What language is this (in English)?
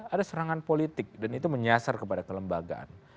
Indonesian